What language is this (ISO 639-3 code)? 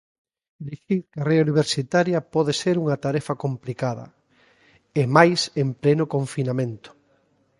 glg